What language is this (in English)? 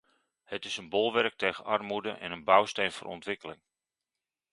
Dutch